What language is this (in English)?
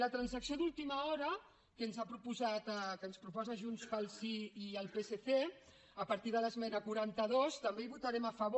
Catalan